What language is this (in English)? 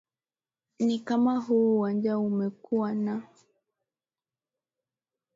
Swahili